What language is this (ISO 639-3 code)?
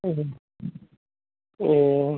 nep